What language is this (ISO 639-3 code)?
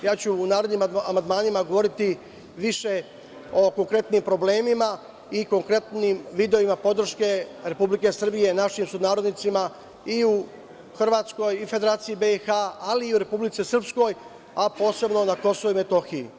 srp